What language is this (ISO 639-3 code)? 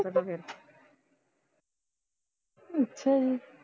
pan